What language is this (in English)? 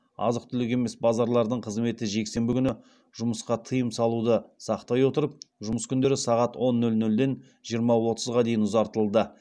Kazakh